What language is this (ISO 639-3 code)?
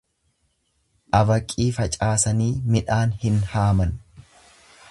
orm